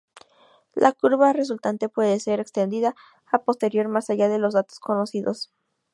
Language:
Spanish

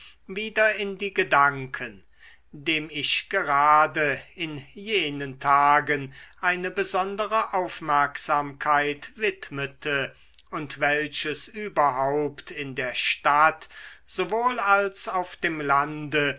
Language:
German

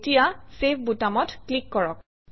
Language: Assamese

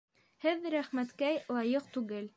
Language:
Bashkir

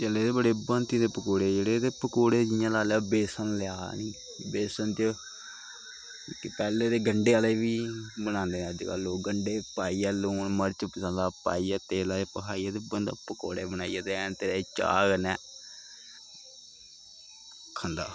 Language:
Dogri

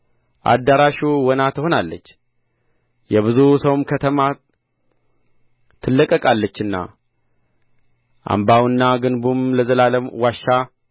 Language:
Amharic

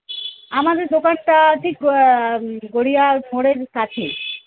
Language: Bangla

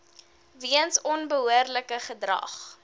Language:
Afrikaans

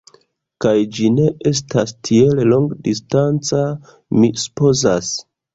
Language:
Esperanto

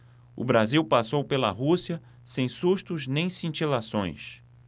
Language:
Portuguese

